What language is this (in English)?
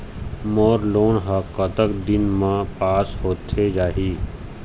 Chhattisgarhi